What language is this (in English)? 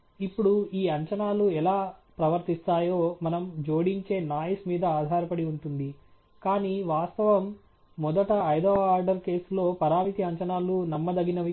Telugu